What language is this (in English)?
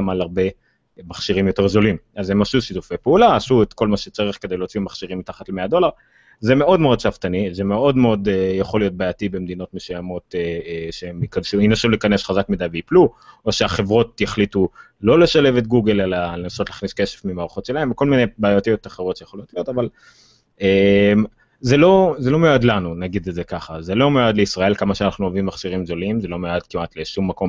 Hebrew